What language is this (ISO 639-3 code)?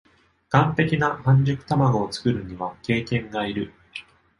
jpn